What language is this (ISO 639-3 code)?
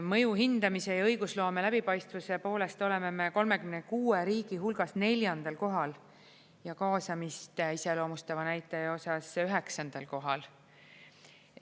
est